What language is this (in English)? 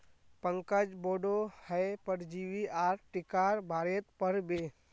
Magahi